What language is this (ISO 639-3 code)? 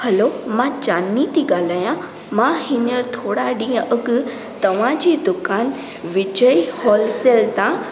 snd